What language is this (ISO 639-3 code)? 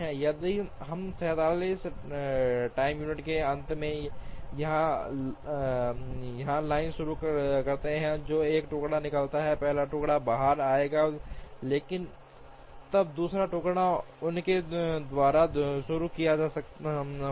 hin